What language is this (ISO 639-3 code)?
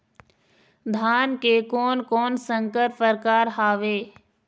hne